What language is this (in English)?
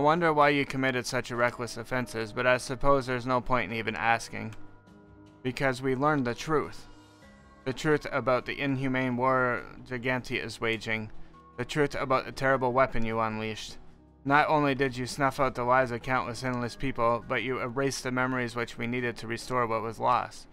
English